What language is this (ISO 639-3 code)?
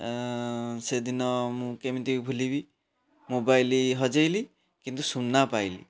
ori